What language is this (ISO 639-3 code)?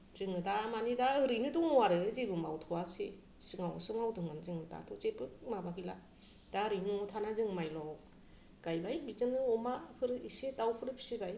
brx